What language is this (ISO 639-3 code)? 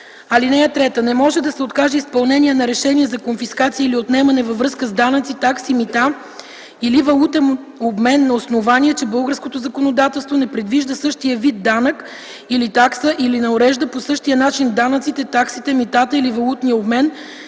bul